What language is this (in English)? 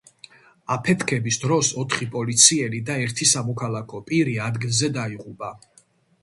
Georgian